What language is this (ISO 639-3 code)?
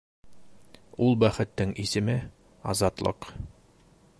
bak